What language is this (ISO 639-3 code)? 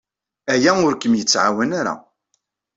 kab